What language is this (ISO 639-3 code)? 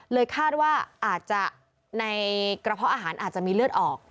tha